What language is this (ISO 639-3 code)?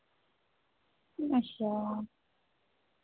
doi